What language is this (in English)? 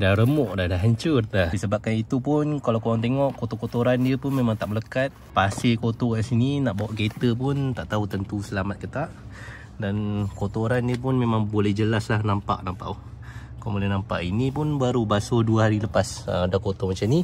Malay